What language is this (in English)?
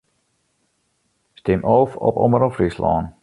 Western Frisian